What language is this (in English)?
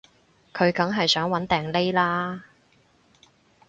Cantonese